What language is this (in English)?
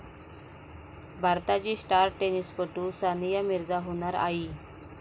Marathi